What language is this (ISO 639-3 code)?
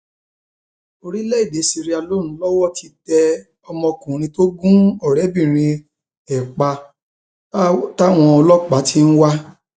yor